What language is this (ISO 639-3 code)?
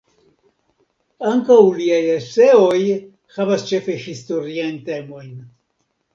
epo